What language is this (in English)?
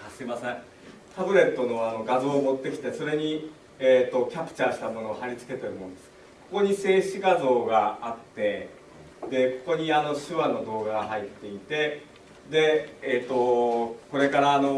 Japanese